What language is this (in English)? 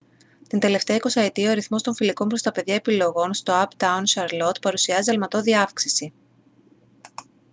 Greek